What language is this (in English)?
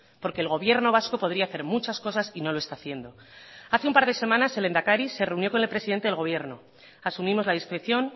Spanish